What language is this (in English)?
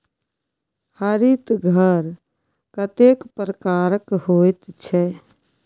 Maithili